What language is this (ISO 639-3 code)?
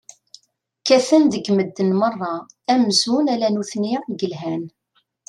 kab